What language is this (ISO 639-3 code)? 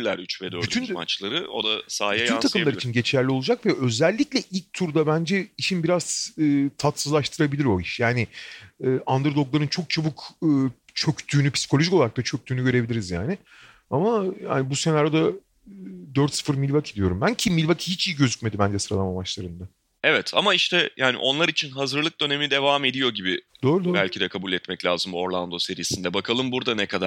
tur